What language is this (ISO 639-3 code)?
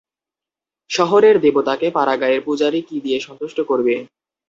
ben